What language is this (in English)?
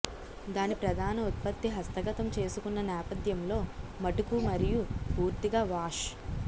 Telugu